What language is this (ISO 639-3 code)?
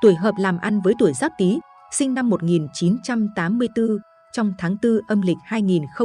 vie